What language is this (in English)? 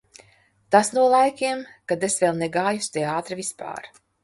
Latvian